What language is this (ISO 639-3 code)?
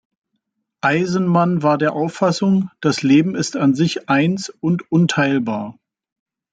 deu